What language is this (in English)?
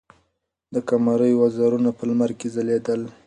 Pashto